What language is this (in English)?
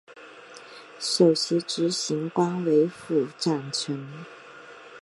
Chinese